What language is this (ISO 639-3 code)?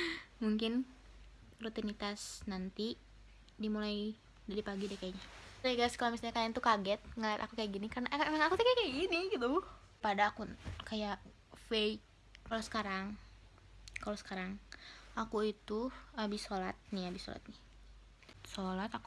ind